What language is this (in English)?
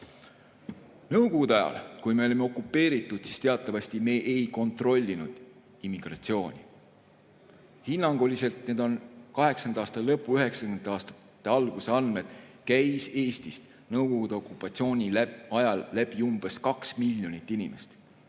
Estonian